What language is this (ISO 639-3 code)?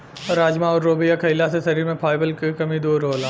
bho